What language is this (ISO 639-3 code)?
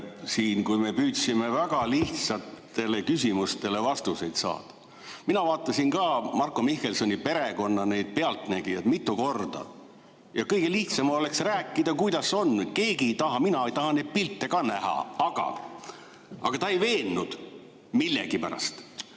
est